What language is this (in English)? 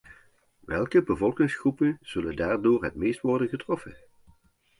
Dutch